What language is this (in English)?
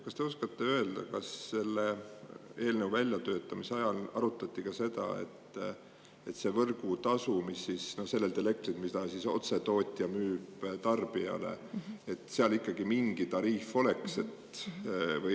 Estonian